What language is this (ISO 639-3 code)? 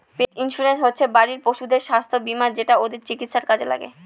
ben